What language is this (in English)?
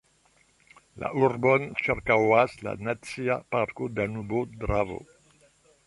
Esperanto